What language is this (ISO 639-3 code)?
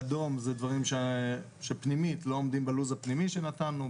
heb